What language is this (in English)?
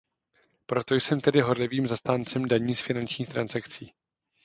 Czech